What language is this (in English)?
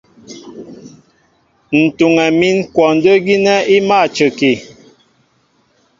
Mbo (Cameroon)